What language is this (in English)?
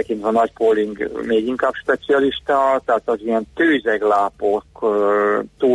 Hungarian